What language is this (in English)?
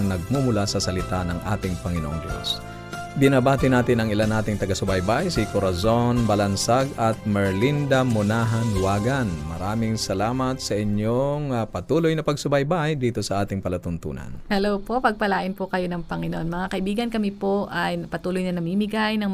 Filipino